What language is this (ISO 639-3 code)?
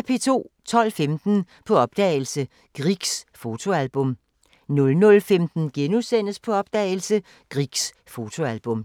dan